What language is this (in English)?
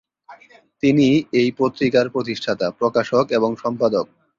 Bangla